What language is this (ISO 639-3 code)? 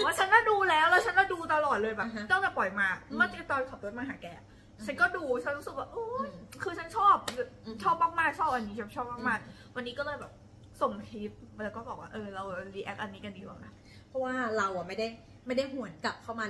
tha